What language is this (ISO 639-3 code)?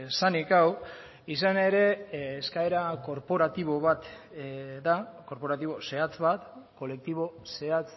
eus